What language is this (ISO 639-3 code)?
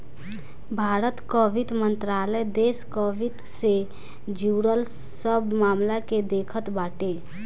bho